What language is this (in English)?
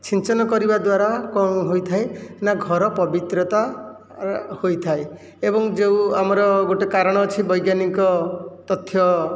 Odia